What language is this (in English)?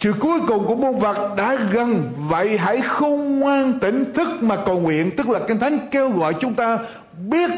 Vietnamese